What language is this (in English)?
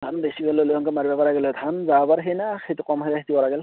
Assamese